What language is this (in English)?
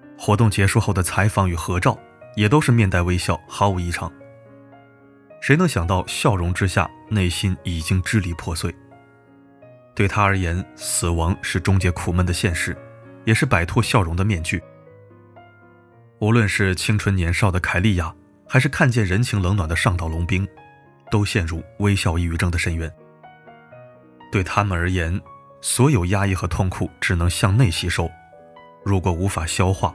Chinese